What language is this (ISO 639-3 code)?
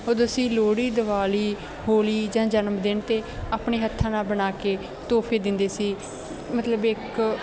pan